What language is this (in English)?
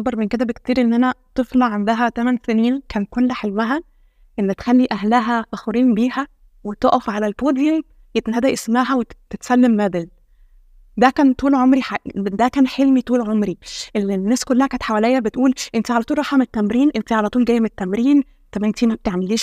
Arabic